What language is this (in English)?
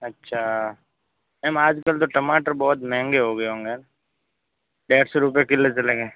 Hindi